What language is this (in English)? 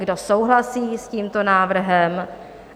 Czech